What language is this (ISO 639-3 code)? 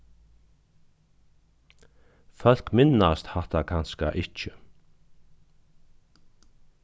fao